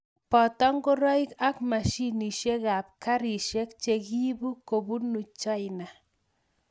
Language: Kalenjin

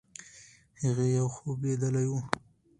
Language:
Pashto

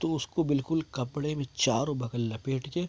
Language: Urdu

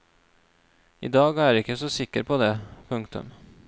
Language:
Norwegian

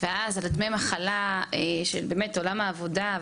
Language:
Hebrew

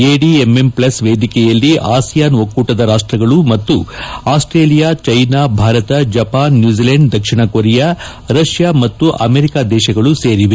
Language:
Kannada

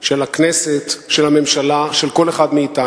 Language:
Hebrew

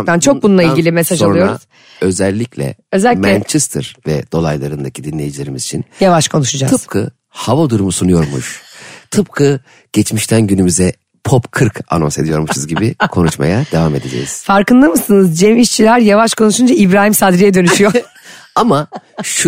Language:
Turkish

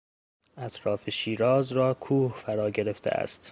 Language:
Persian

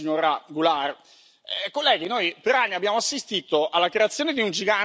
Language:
Italian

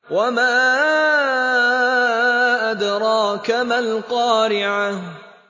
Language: Arabic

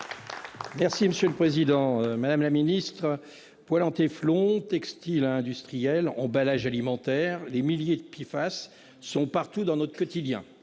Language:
French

